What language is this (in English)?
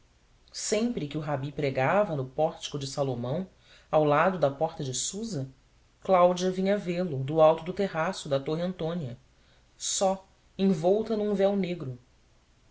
Portuguese